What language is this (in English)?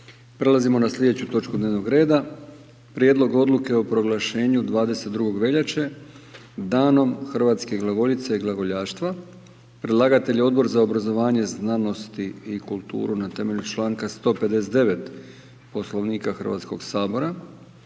Croatian